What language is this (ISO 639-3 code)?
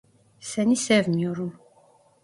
tur